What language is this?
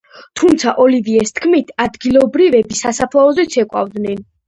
Georgian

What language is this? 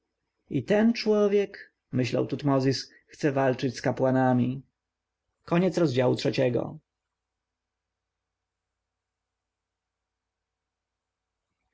Polish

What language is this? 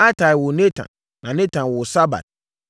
Akan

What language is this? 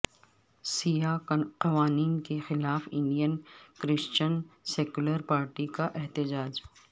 Urdu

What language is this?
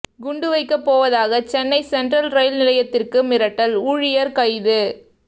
Tamil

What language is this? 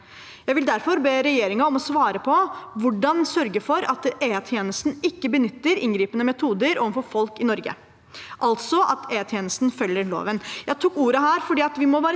Norwegian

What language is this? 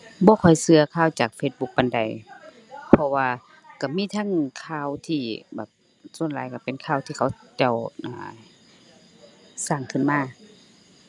Thai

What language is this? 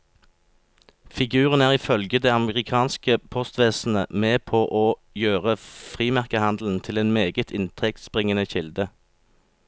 Norwegian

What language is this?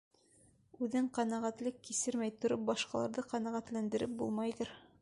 Bashkir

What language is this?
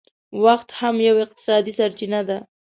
Pashto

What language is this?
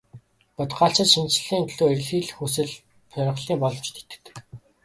Mongolian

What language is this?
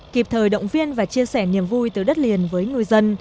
Vietnamese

